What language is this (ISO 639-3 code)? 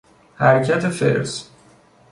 fas